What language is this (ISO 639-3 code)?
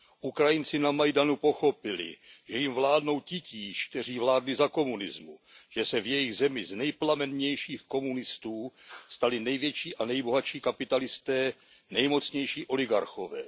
ces